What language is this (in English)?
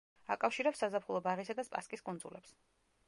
Georgian